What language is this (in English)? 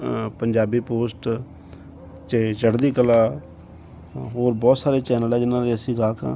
Punjabi